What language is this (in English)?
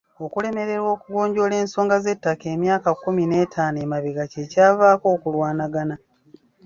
Ganda